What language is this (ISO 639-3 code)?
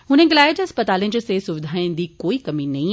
doi